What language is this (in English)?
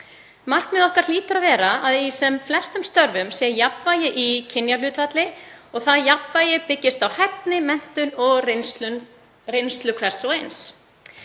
Icelandic